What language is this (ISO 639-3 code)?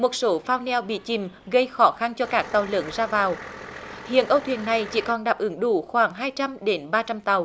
vie